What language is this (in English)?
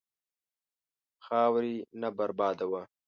Pashto